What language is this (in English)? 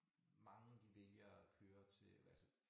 Danish